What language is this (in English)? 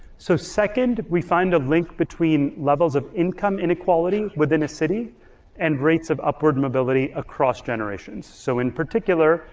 English